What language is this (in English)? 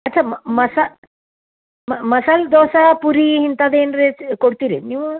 Kannada